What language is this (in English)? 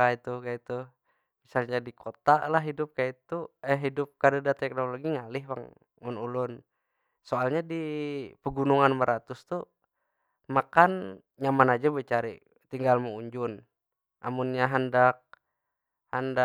Banjar